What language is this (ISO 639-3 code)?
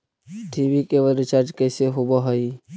mag